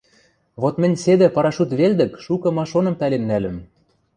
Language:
Western Mari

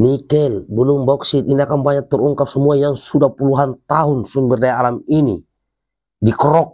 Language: Indonesian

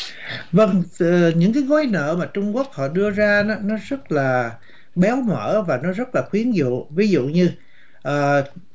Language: Vietnamese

